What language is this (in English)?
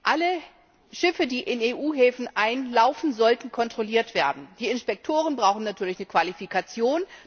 German